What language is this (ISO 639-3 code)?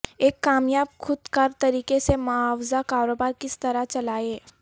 urd